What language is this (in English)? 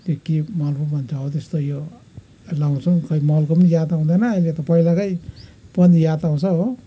Nepali